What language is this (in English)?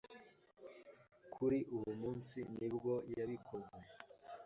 Kinyarwanda